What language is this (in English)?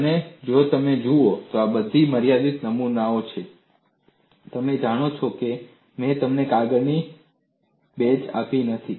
Gujarati